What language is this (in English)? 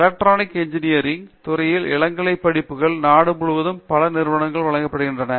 Tamil